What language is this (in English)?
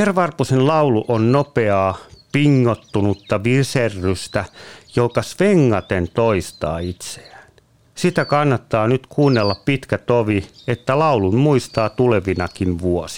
Finnish